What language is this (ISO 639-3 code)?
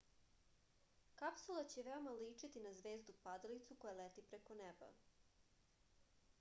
srp